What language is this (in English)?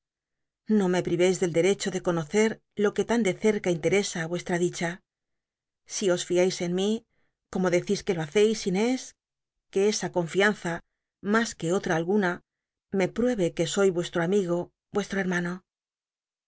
Spanish